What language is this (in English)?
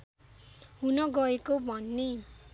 Nepali